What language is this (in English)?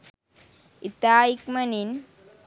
Sinhala